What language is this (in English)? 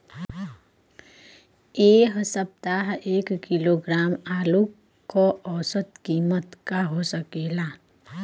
Bhojpuri